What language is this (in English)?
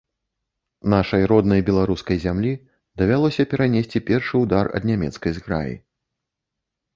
Belarusian